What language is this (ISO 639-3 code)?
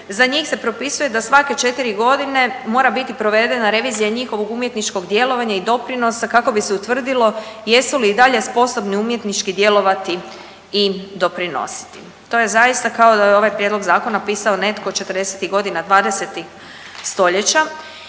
hrv